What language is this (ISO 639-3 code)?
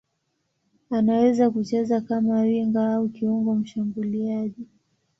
swa